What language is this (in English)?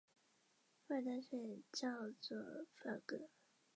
Chinese